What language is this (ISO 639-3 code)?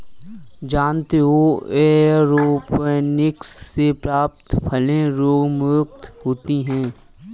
hin